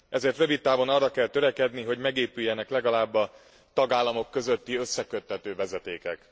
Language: Hungarian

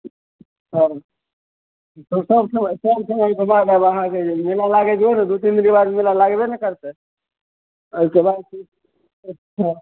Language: Maithili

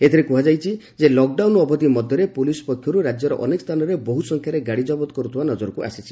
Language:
Odia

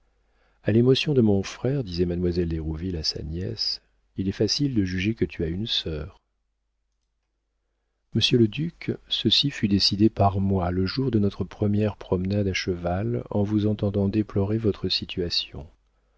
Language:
French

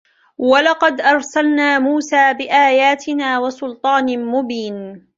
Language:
Arabic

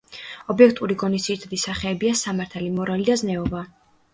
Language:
Georgian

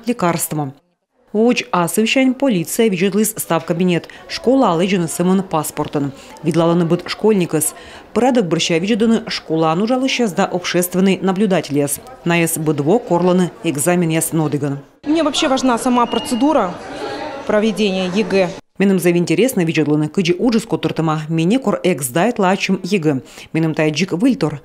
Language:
Russian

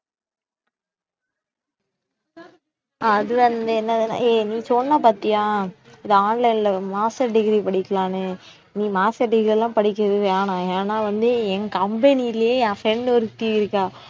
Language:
Tamil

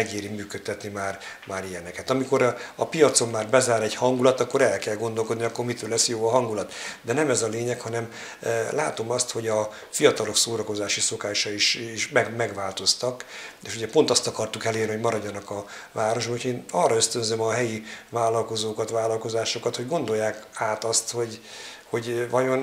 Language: Hungarian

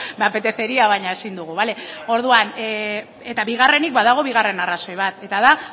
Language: Basque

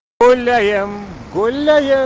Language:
Russian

